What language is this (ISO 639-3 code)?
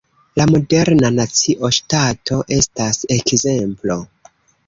epo